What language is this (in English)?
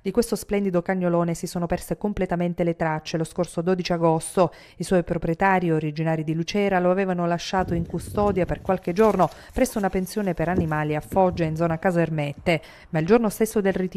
Italian